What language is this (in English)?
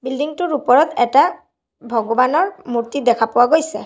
Assamese